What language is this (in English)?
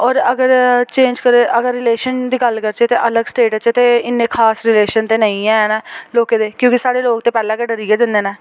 Dogri